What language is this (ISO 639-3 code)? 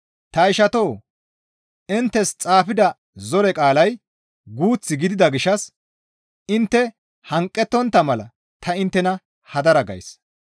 gmv